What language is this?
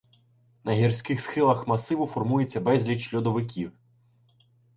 Ukrainian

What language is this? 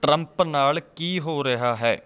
Punjabi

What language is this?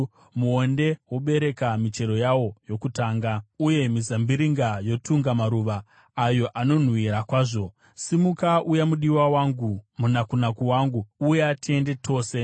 Shona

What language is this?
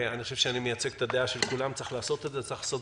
Hebrew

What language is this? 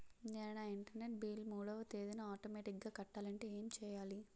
Telugu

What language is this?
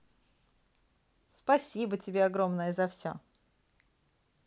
Russian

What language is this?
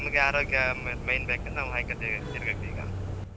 Kannada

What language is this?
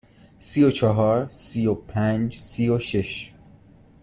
Persian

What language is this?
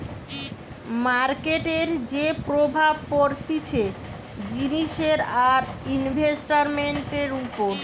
Bangla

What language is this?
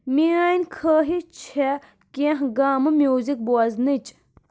Kashmiri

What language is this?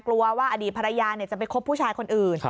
Thai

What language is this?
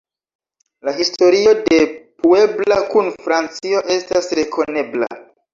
Esperanto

